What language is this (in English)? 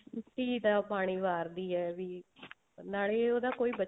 Punjabi